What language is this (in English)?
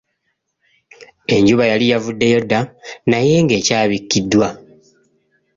Ganda